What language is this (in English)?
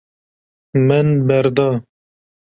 Kurdish